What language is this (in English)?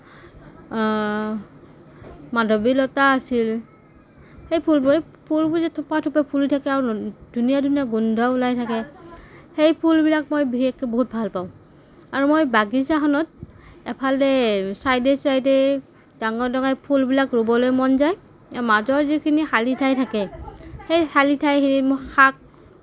Assamese